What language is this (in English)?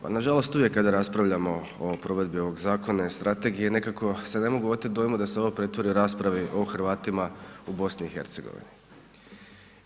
Croatian